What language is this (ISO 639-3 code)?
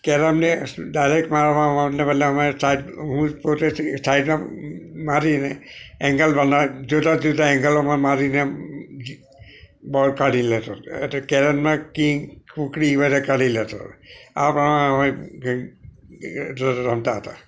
guj